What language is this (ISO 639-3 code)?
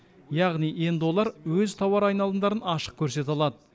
kaz